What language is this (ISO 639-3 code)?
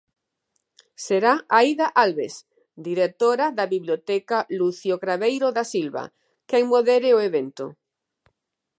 glg